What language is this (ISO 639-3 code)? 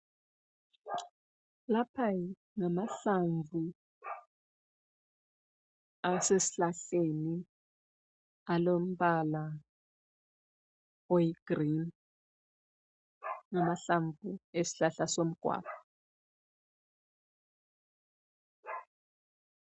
nde